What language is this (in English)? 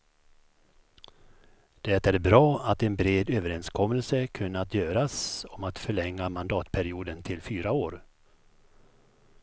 Swedish